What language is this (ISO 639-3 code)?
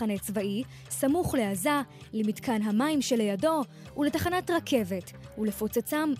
heb